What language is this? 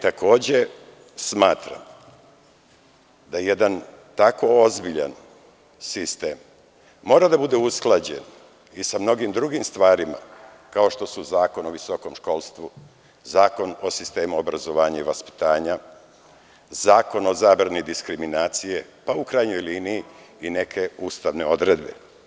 Serbian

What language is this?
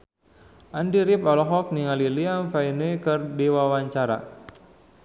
Sundanese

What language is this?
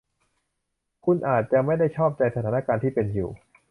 Thai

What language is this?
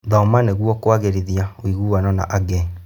Kikuyu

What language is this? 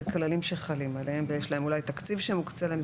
Hebrew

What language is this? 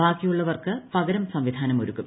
Malayalam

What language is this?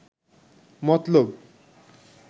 Bangla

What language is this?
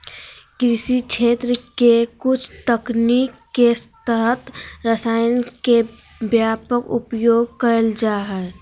Magahi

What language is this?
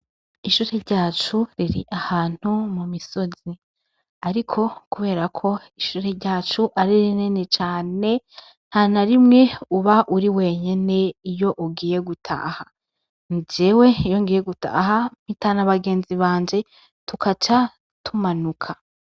Rundi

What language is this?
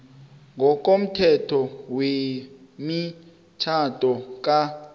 South Ndebele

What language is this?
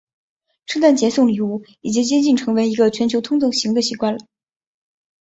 Chinese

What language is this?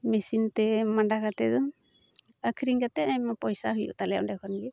Santali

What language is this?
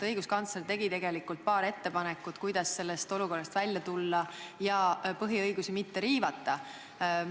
Estonian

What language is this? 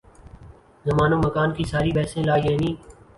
Urdu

